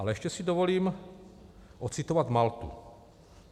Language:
Czech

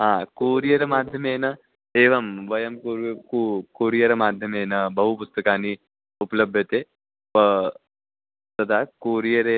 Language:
Sanskrit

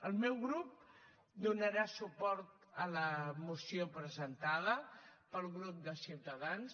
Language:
Catalan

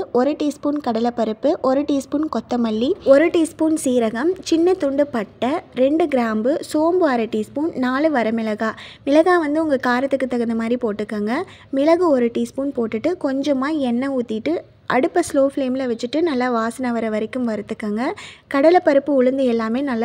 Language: Tamil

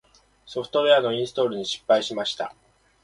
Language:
Japanese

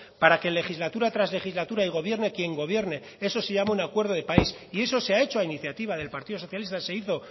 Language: Spanish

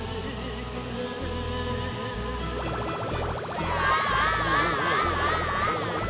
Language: Japanese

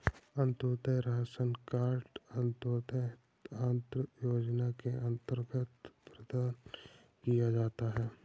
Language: Hindi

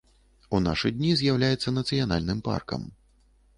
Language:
Belarusian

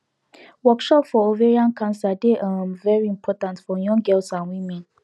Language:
Nigerian Pidgin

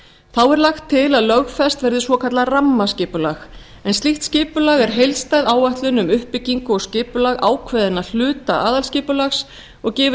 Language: Icelandic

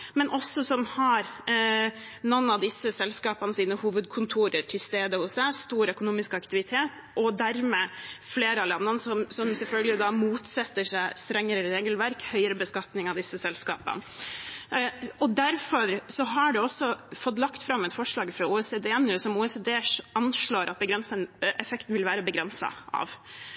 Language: Norwegian Bokmål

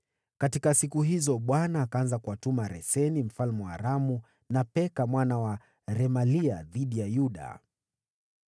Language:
Swahili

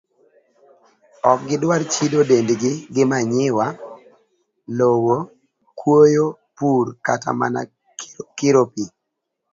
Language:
Luo (Kenya and Tanzania)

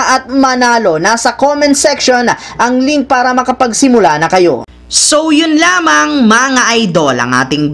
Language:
Filipino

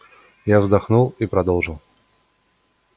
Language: Russian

